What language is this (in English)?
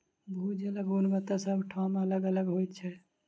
Maithili